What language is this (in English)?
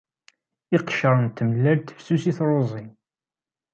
Kabyle